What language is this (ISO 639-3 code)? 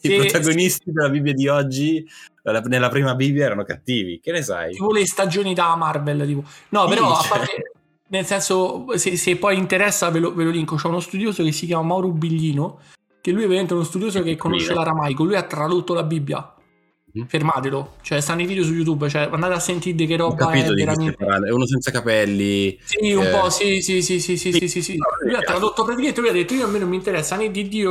ita